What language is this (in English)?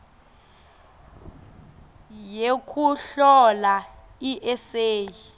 Swati